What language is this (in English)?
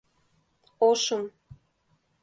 Mari